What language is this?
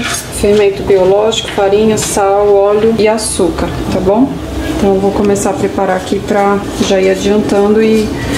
Portuguese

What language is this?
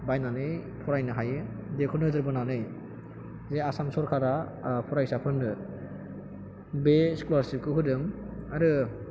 Bodo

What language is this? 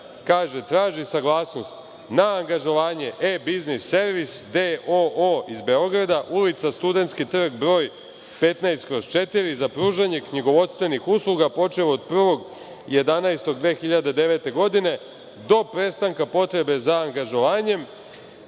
Serbian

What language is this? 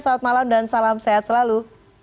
Indonesian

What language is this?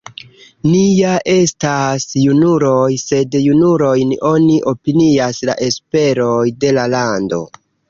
Esperanto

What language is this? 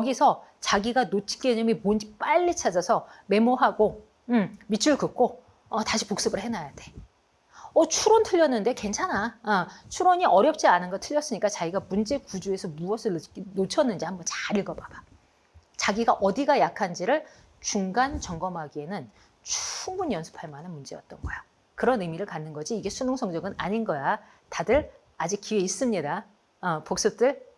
Korean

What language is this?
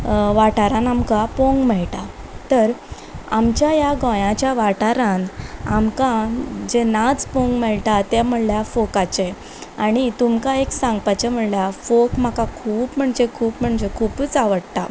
Konkani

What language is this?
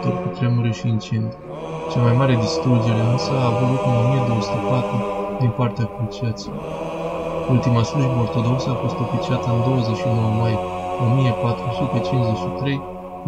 Romanian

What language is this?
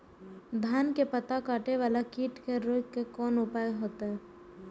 Maithili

